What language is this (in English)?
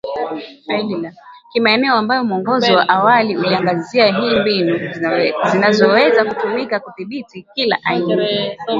Swahili